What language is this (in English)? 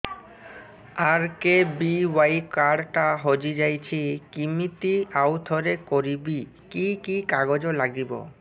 Odia